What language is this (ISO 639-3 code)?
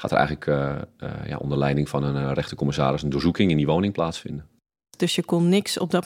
nld